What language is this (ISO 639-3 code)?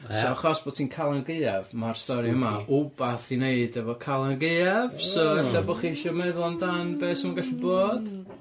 cym